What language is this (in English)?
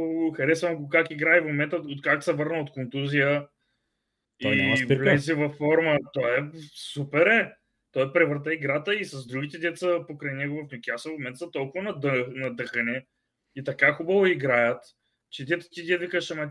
Bulgarian